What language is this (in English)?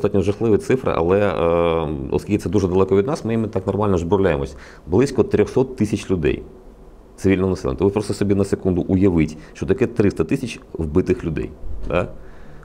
Ukrainian